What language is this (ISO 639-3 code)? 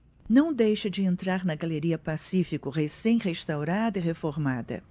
por